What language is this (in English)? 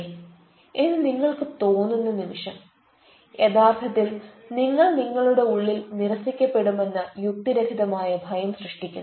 Malayalam